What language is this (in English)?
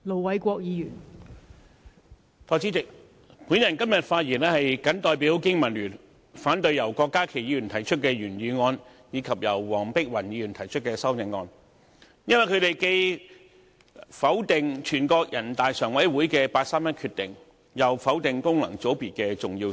Cantonese